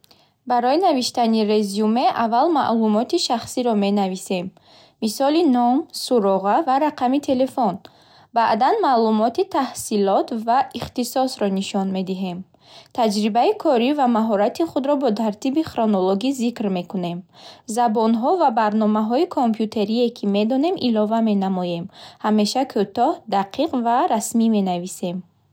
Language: Bukharic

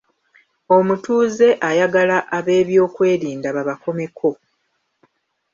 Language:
Ganda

